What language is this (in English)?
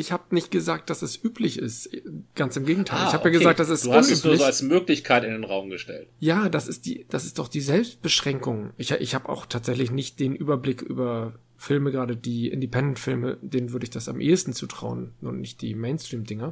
German